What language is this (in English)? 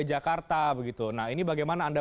Indonesian